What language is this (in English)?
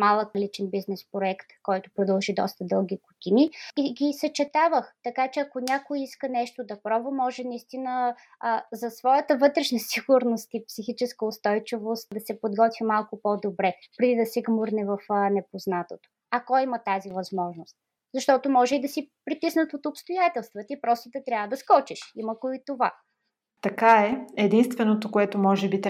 Bulgarian